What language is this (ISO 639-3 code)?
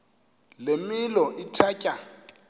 xho